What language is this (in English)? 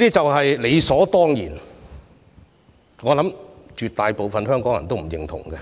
Cantonese